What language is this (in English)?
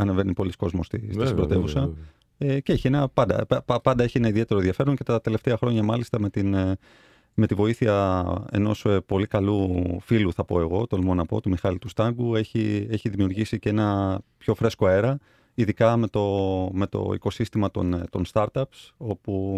Greek